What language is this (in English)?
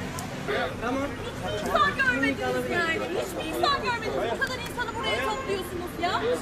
Turkish